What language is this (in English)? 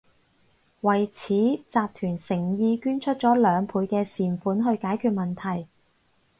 Cantonese